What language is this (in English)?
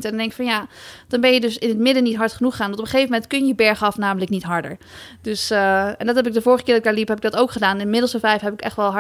Dutch